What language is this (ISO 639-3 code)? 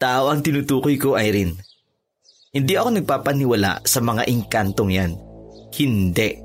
fil